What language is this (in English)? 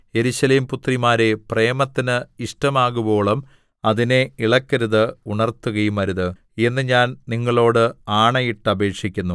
Malayalam